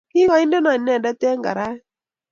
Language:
Kalenjin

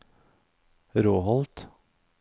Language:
Norwegian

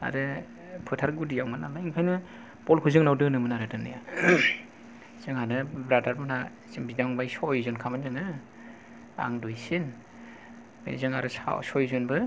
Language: Bodo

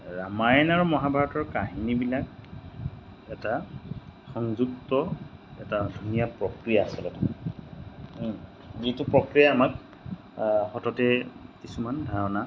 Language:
Assamese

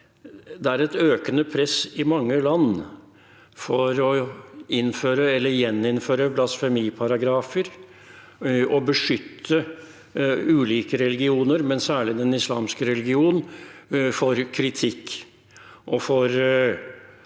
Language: Norwegian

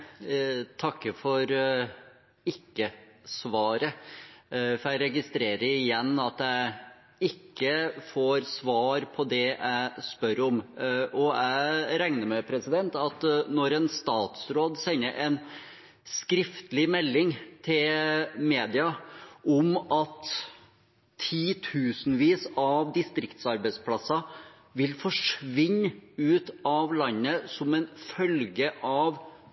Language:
Norwegian Bokmål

